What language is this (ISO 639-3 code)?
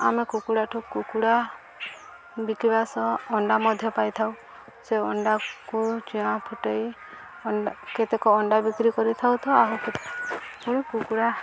ori